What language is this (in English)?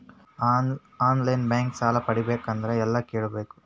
Kannada